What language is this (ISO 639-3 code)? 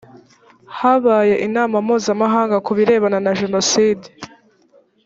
kin